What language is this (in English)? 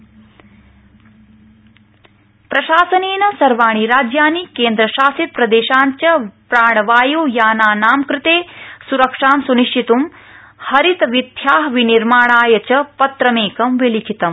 Sanskrit